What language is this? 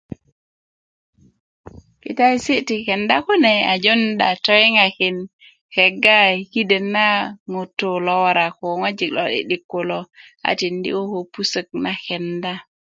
Kuku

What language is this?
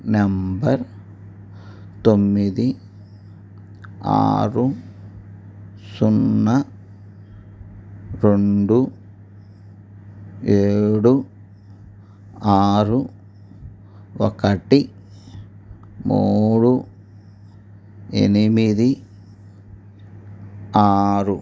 Telugu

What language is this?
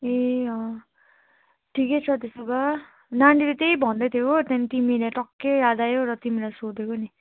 Nepali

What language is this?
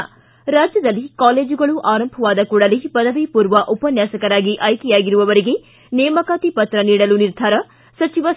Kannada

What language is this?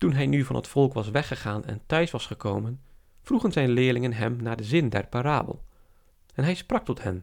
Dutch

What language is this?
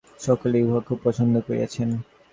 Bangla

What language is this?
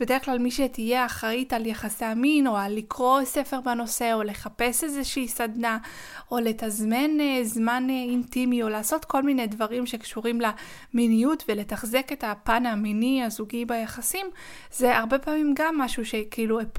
Hebrew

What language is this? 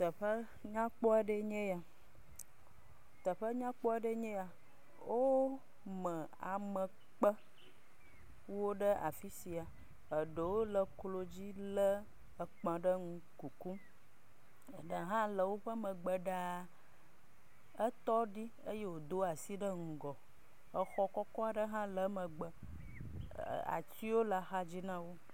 Ewe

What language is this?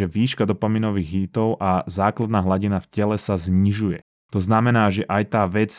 Slovak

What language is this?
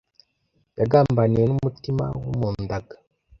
Kinyarwanda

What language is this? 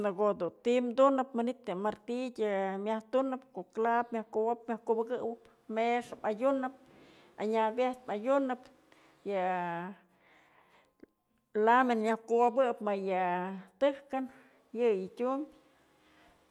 Mazatlán Mixe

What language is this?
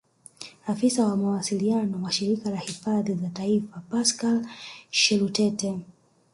Swahili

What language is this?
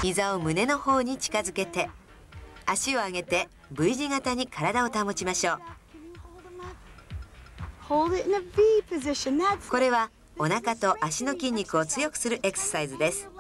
Japanese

